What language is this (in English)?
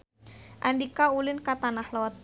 Sundanese